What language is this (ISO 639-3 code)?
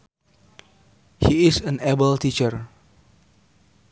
sun